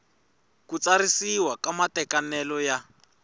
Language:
Tsonga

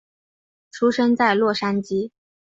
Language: Chinese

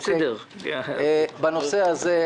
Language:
Hebrew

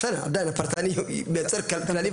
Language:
Hebrew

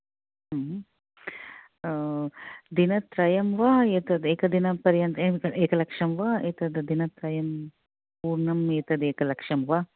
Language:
Sanskrit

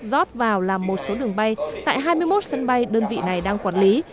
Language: Vietnamese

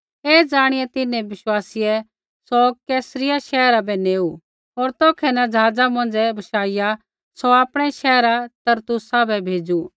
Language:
Kullu Pahari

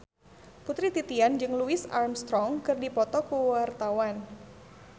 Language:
Sundanese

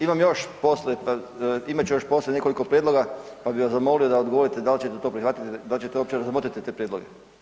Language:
Croatian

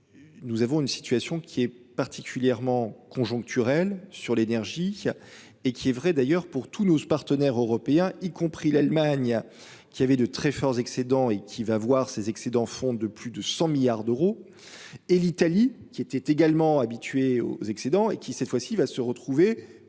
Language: French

